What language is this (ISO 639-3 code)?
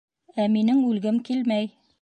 bak